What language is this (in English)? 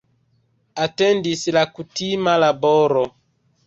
Esperanto